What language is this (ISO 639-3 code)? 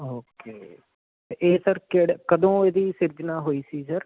pan